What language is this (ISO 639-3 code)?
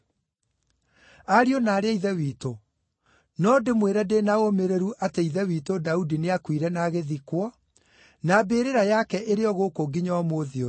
kik